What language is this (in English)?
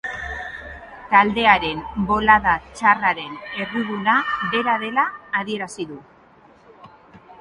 Basque